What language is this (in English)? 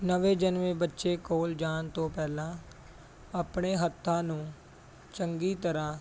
Punjabi